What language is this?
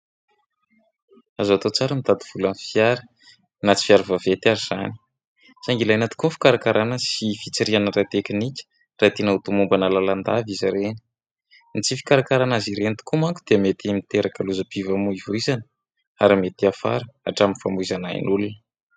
Malagasy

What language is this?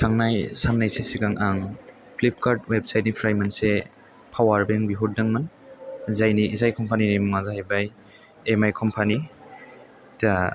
Bodo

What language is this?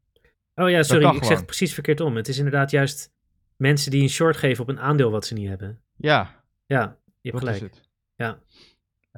Dutch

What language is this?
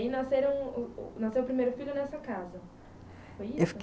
Portuguese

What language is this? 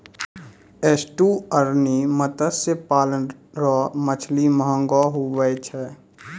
Maithili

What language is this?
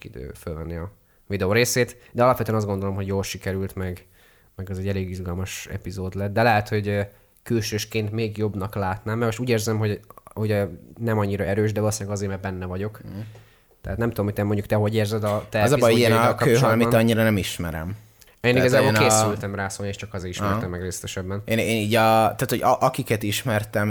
Hungarian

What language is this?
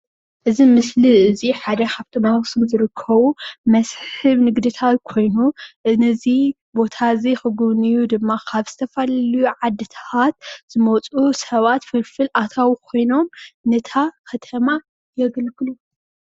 Tigrinya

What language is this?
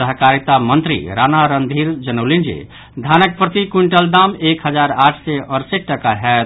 Maithili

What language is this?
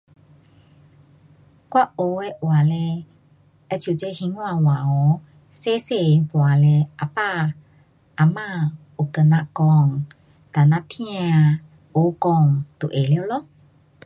Pu-Xian Chinese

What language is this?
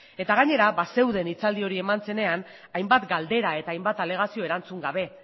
Basque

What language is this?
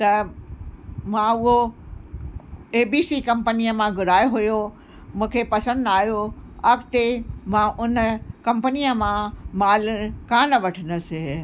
Sindhi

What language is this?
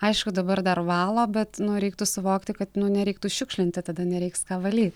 Lithuanian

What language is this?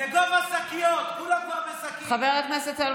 Hebrew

